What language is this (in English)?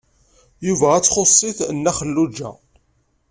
Kabyle